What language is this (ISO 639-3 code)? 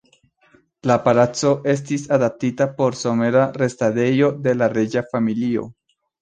epo